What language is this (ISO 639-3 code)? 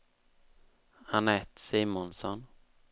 swe